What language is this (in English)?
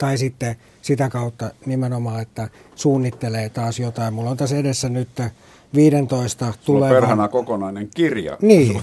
Finnish